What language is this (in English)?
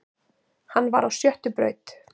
Icelandic